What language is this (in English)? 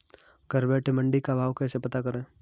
Hindi